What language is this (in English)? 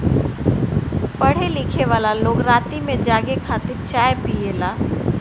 Bhojpuri